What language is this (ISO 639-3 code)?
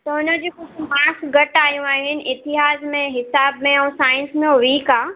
snd